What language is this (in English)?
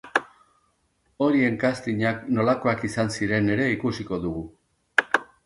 Basque